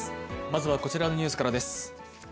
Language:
Japanese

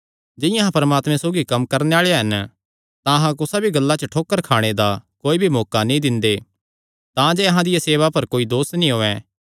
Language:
Kangri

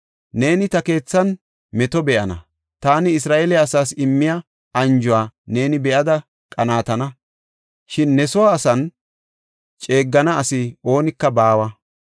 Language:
Gofa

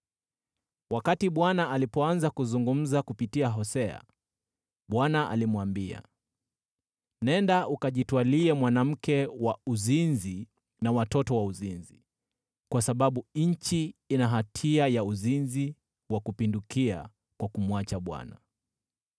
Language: Swahili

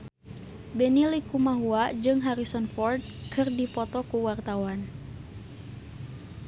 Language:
Sundanese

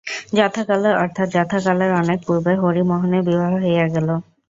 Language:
Bangla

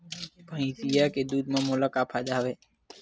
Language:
Chhattisgarhi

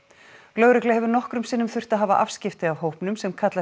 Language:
Icelandic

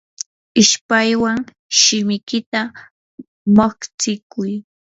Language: Yanahuanca Pasco Quechua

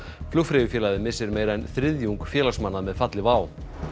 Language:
Icelandic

